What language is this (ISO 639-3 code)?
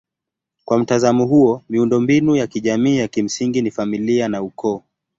swa